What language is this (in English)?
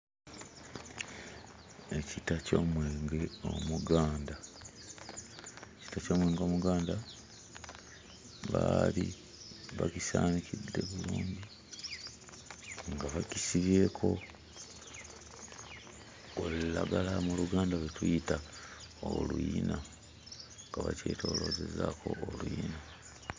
Ganda